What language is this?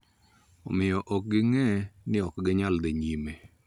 Luo (Kenya and Tanzania)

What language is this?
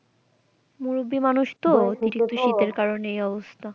Bangla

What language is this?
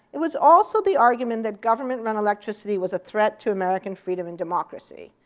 English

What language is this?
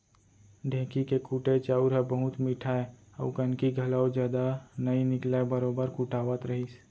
Chhattisgarhi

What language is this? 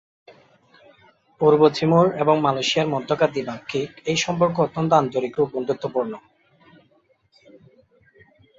Bangla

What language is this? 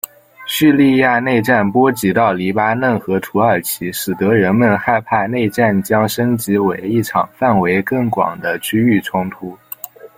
Chinese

